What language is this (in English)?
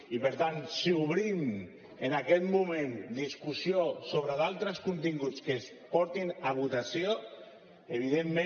Catalan